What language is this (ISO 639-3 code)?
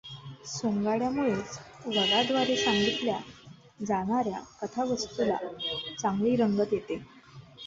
mar